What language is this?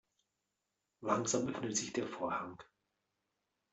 German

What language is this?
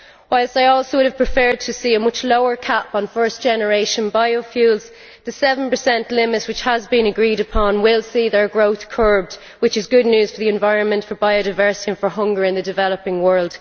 English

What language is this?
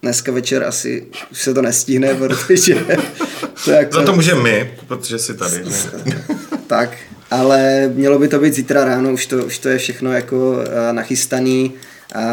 Czech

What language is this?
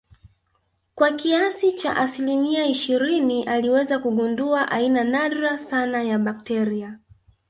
Swahili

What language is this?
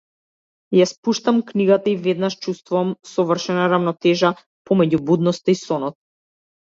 Macedonian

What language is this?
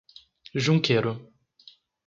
Portuguese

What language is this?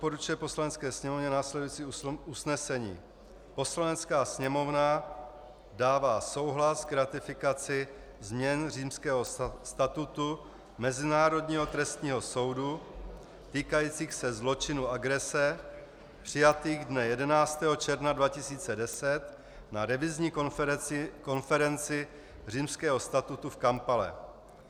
Czech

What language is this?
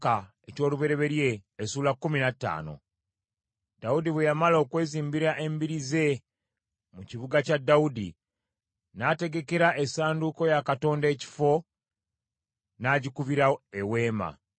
Ganda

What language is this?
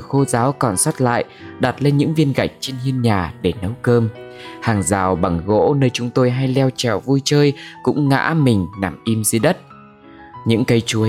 Vietnamese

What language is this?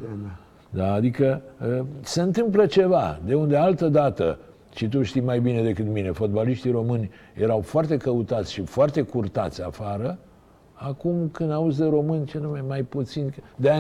Romanian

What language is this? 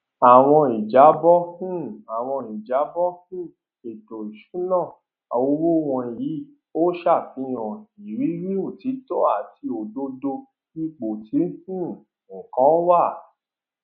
Yoruba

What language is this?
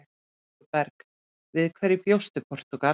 Icelandic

